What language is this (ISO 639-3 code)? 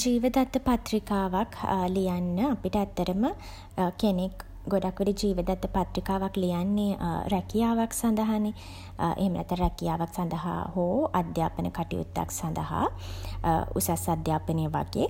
sin